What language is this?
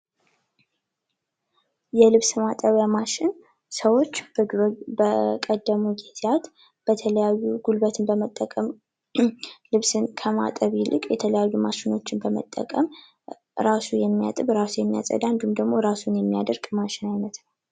Amharic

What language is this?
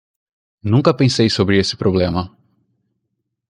Portuguese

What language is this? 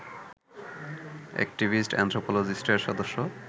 Bangla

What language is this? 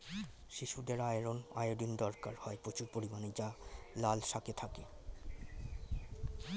Bangla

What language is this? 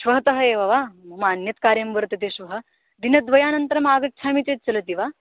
Sanskrit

